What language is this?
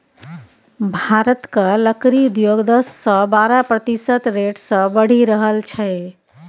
Maithili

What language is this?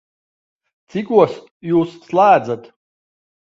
Latvian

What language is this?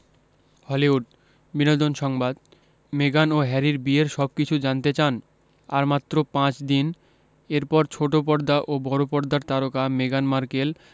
Bangla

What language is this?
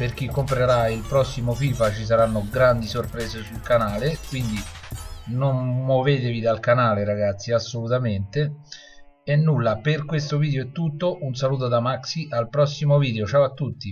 Italian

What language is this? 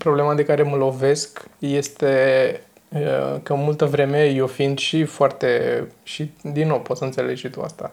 Romanian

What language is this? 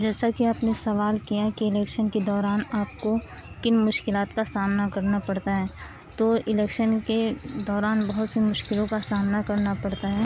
Urdu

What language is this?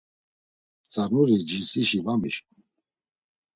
Laz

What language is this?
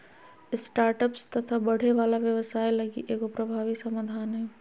Magahi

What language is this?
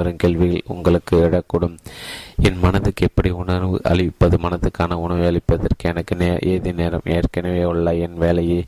Tamil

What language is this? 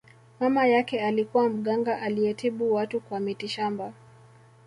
Swahili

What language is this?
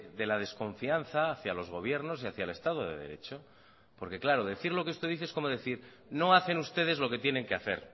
Spanish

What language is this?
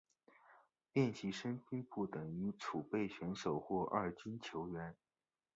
Chinese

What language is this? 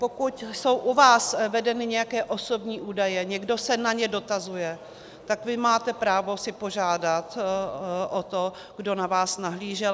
Czech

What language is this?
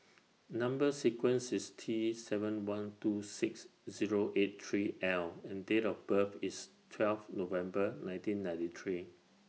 English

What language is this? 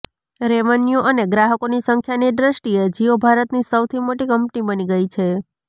Gujarati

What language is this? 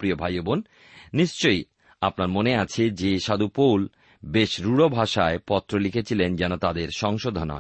Bangla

